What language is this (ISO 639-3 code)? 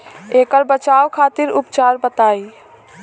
bho